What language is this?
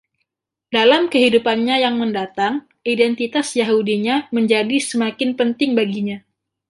Indonesian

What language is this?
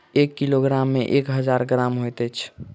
Maithili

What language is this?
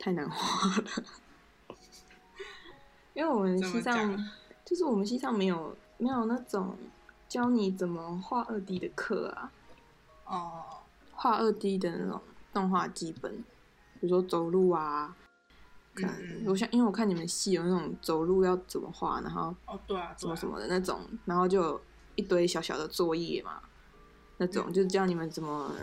Chinese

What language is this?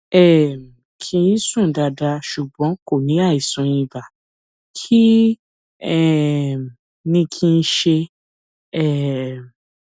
Yoruba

